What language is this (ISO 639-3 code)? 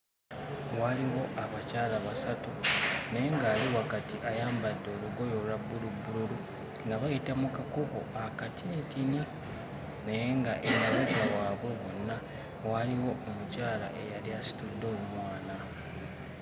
lug